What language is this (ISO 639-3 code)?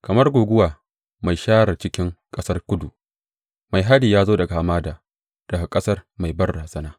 hau